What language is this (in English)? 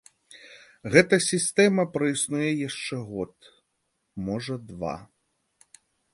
Belarusian